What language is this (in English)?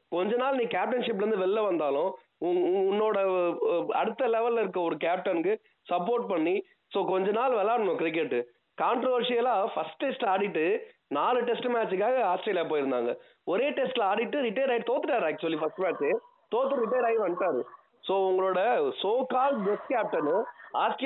Tamil